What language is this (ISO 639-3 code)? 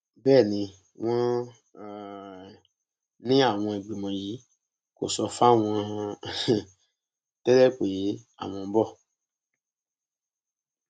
yor